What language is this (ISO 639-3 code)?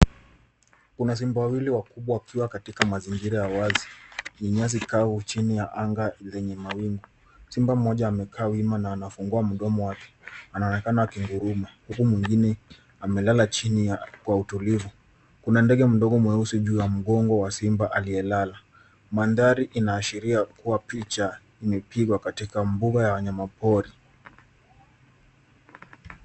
swa